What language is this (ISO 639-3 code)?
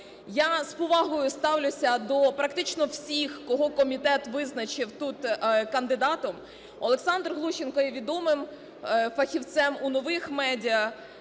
ukr